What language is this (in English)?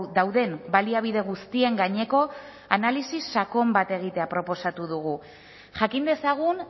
Basque